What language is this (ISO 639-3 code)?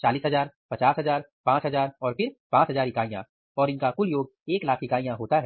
hin